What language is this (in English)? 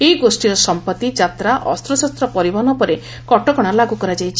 Odia